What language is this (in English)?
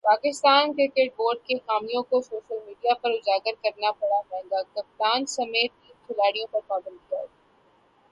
Urdu